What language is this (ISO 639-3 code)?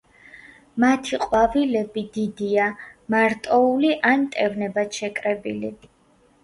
kat